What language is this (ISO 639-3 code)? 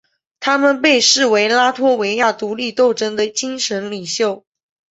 zho